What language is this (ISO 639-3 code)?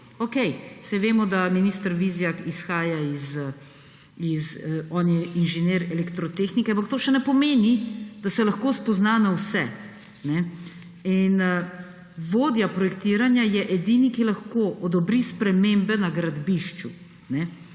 slv